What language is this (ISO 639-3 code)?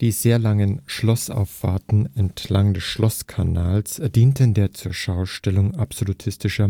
deu